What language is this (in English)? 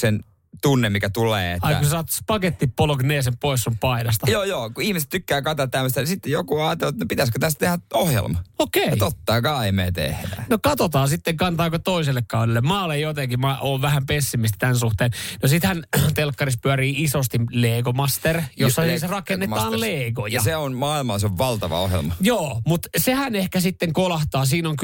Finnish